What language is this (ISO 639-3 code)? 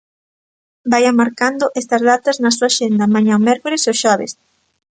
glg